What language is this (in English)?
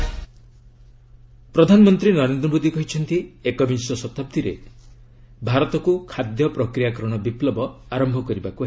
Odia